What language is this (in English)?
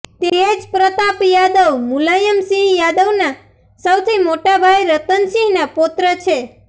Gujarati